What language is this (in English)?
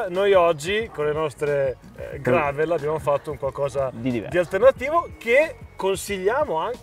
Italian